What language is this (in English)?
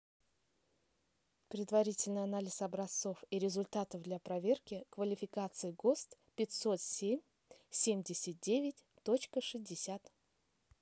Russian